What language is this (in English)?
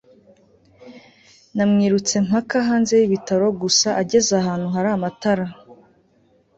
Kinyarwanda